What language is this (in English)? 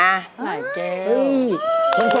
Thai